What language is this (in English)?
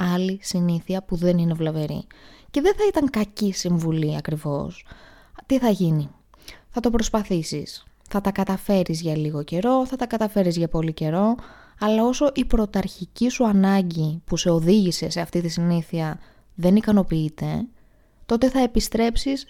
Greek